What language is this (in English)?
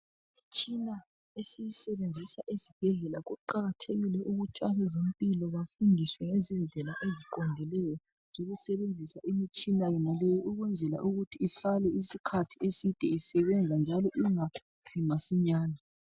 North Ndebele